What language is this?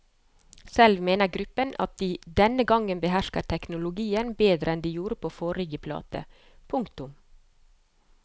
Norwegian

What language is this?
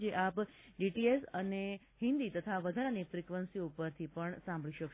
Gujarati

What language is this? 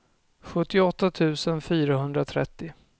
Swedish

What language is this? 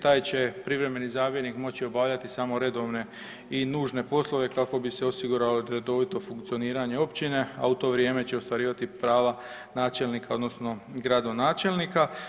Croatian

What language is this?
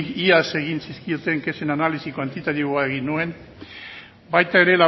Basque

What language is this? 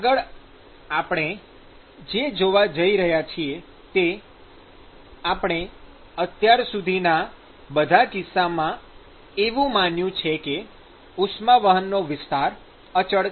Gujarati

